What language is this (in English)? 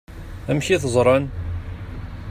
Kabyle